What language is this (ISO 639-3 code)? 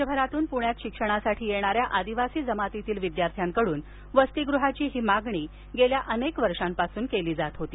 mar